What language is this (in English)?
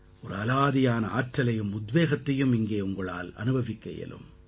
Tamil